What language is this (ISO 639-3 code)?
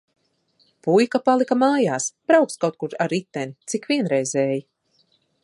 lav